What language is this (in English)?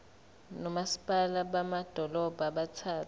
Zulu